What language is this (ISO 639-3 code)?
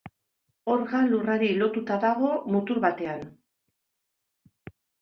eus